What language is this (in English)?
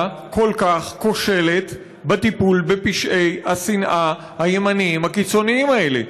Hebrew